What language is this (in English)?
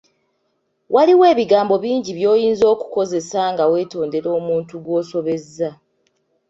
Ganda